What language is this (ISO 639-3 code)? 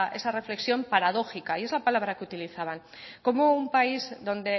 spa